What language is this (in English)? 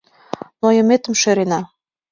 Mari